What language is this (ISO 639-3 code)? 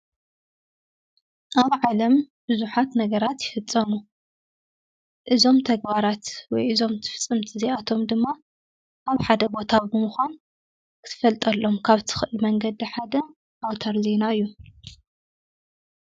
tir